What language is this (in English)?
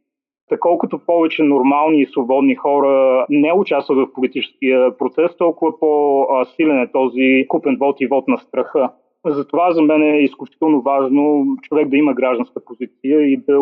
Bulgarian